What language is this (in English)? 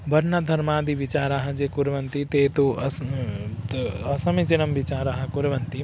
Sanskrit